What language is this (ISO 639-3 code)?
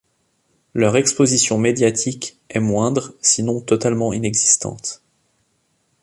fra